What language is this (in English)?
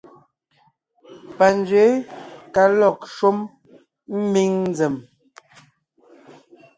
Ngiemboon